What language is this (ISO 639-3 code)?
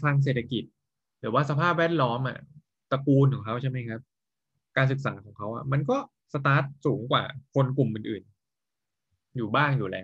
tha